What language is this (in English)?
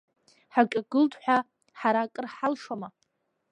Abkhazian